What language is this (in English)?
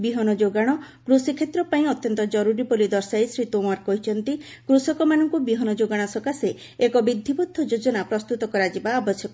Odia